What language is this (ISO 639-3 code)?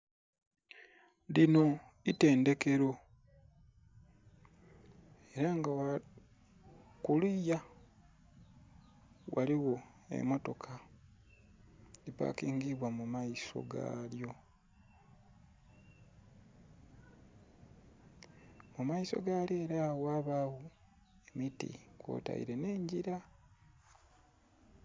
xog